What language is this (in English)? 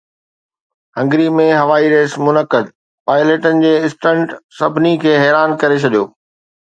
Sindhi